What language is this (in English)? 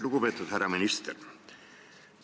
Estonian